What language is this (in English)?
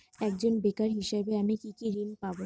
Bangla